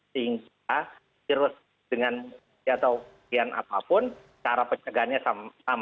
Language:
Indonesian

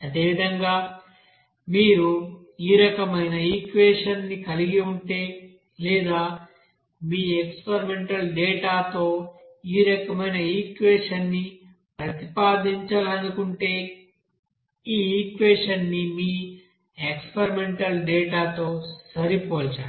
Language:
Telugu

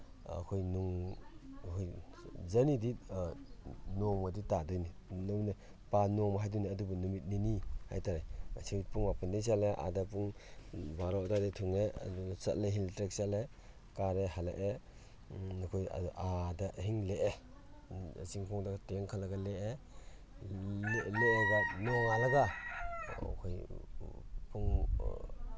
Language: Manipuri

